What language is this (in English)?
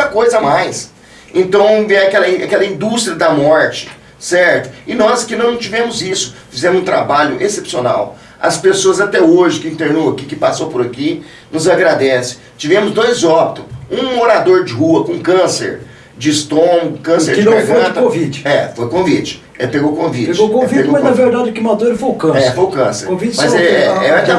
Portuguese